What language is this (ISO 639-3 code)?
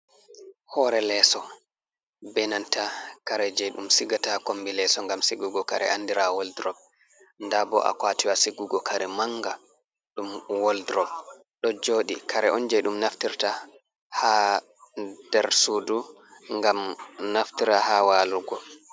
ful